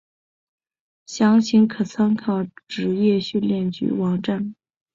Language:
Chinese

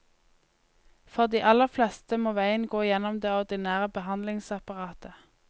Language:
Norwegian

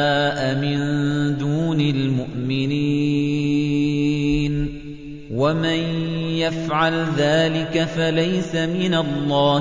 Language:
Arabic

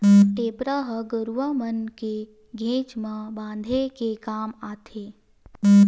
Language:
Chhattisgarhi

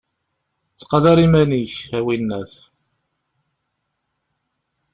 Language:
Kabyle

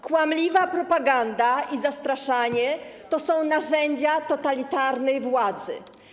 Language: Polish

